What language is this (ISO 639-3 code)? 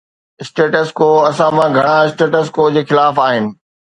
snd